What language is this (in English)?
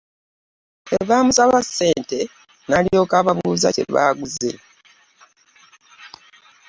Ganda